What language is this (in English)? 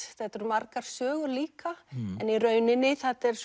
Icelandic